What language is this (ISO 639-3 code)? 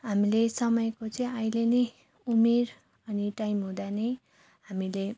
nep